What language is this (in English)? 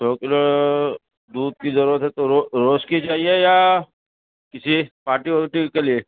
Urdu